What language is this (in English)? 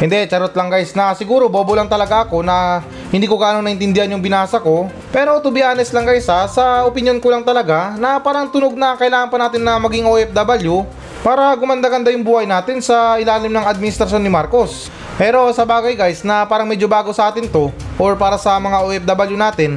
Filipino